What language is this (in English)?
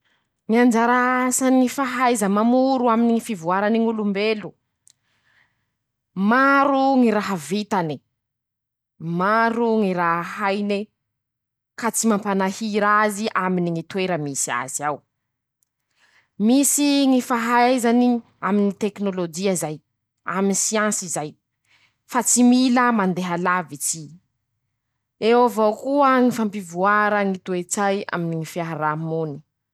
Masikoro Malagasy